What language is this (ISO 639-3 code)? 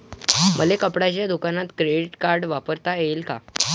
mar